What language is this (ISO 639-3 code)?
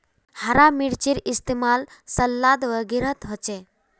mag